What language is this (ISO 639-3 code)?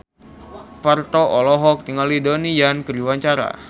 sun